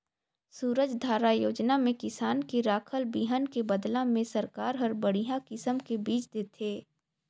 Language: Chhattisgarhi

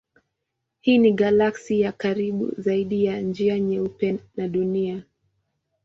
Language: Swahili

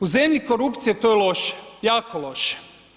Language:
Croatian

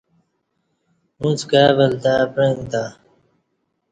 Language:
Kati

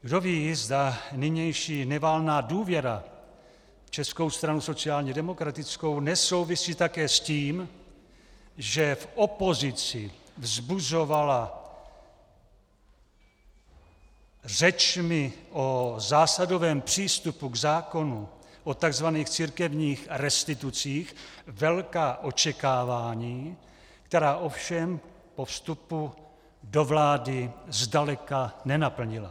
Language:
Czech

